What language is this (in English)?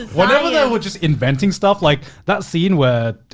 English